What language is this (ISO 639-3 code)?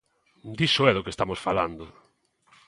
glg